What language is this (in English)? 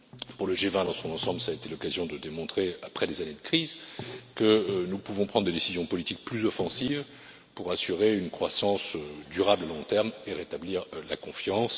French